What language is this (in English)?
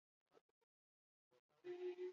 Basque